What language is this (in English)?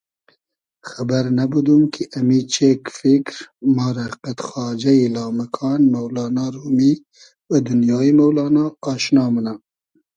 Hazaragi